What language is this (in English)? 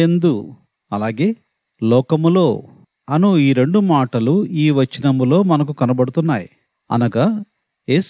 Telugu